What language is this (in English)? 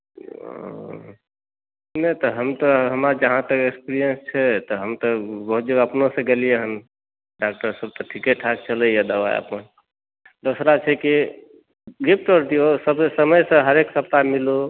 Maithili